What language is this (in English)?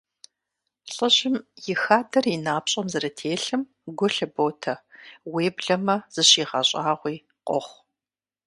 Kabardian